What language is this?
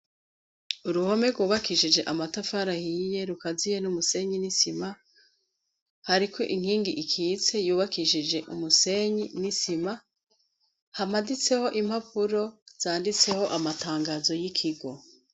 Rundi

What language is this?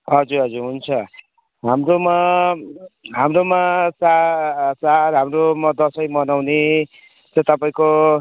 Nepali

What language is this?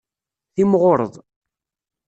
Kabyle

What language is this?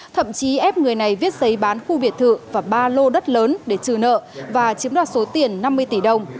Vietnamese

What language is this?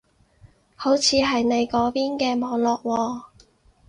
Cantonese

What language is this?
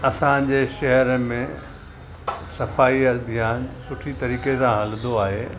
Sindhi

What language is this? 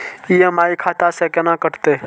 Maithili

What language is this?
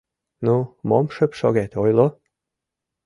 Mari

